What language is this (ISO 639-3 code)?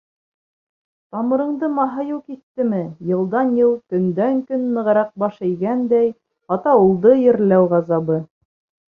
bak